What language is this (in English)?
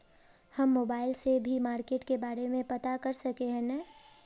Magahi